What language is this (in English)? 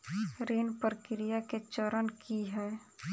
Maithili